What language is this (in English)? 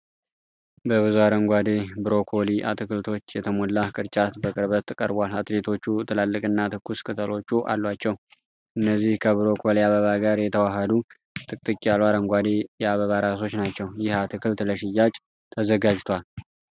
Amharic